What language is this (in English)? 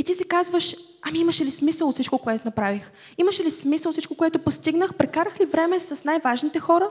Bulgarian